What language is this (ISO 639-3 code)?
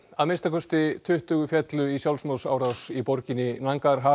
isl